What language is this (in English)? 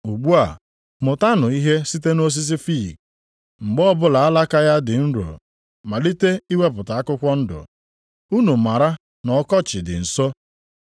Igbo